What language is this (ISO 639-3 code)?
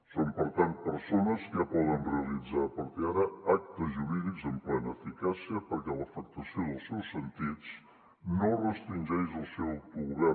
cat